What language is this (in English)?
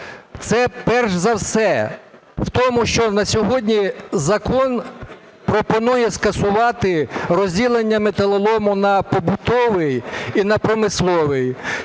Ukrainian